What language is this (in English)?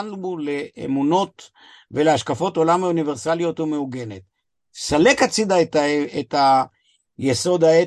Hebrew